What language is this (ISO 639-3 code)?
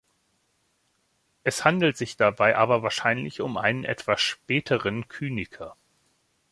deu